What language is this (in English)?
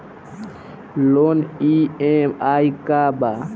Bhojpuri